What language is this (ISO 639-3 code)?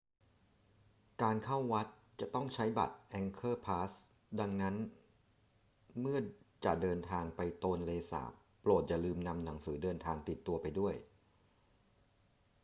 tha